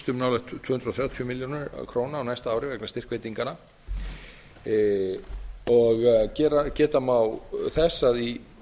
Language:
Icelandic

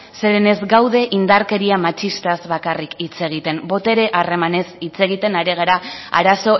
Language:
Basque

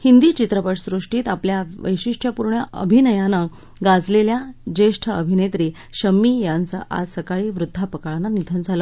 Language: Marathi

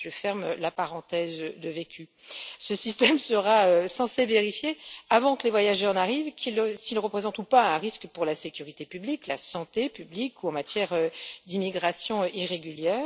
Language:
French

